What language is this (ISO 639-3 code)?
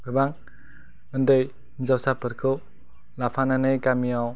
brx